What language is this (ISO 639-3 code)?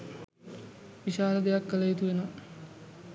sin